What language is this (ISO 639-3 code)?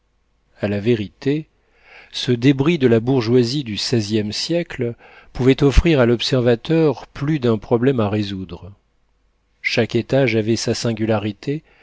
fra